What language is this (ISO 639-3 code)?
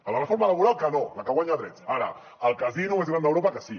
cat